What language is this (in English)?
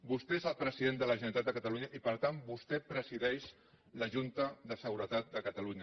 Catalan